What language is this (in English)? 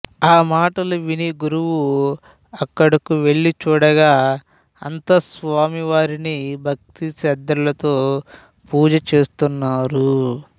Telugu